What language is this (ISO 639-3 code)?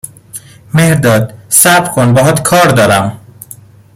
fas